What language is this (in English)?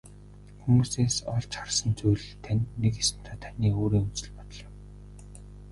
Mongolian